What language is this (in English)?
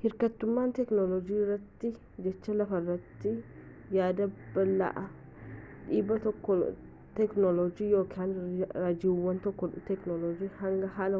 Oromo